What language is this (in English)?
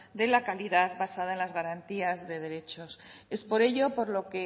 Spanish